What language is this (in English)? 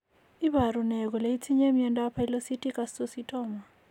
Kalenjin